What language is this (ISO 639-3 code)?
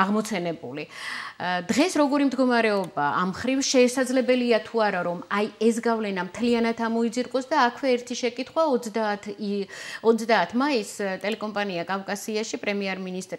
ron